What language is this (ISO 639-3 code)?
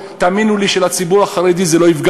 heb